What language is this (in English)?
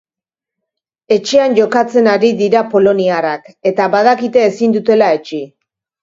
Basque